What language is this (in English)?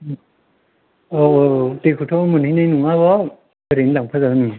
Bodo